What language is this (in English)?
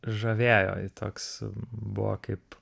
Lithuanian